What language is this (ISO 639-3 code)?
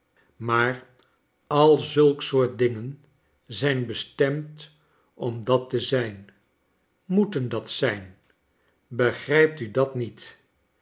nld